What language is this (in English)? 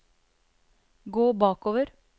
Norwegian